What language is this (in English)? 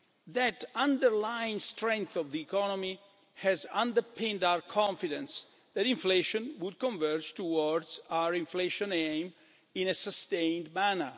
English